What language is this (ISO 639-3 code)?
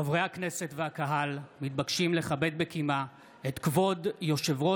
heb